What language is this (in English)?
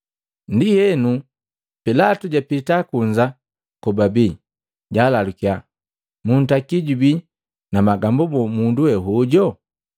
Matengo